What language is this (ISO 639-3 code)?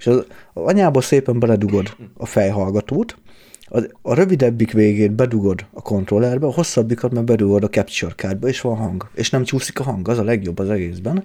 hun